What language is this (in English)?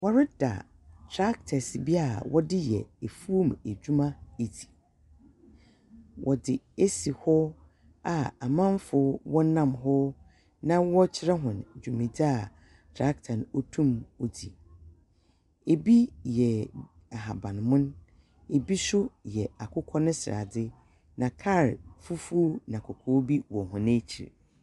Akan